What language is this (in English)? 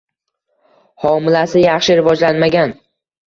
Uzbek